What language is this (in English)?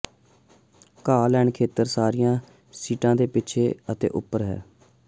Punjabi